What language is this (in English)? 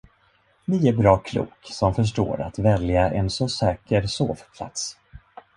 Swedish